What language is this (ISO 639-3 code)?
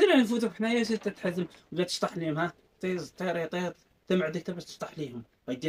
ara